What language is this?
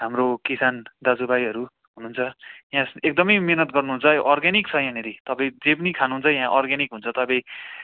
Nepali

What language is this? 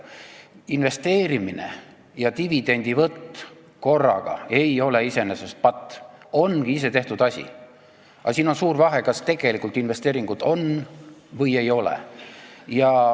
Estonian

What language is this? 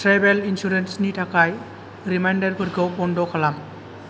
Bodo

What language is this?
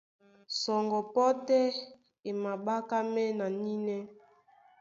Duala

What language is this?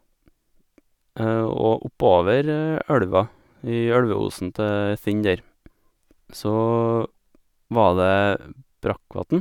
Norwegian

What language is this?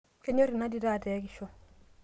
Masai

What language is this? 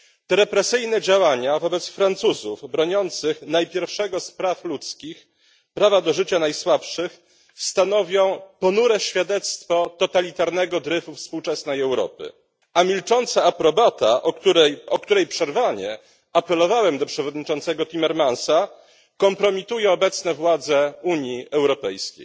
Polish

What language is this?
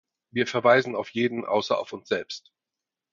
German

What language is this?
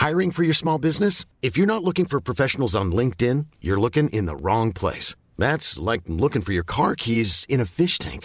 Swedish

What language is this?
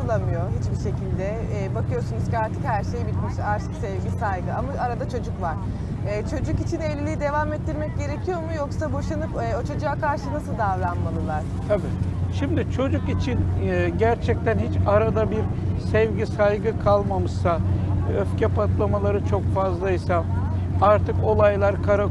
Turkish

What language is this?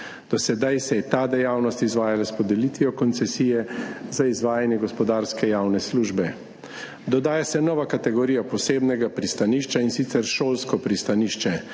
Slovenian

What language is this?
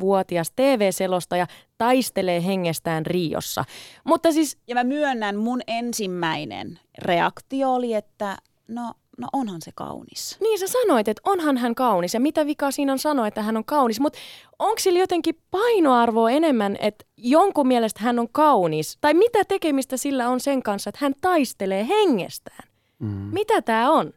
Finnish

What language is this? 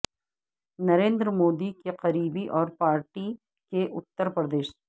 Urdu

